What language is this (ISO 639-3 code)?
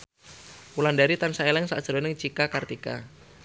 jav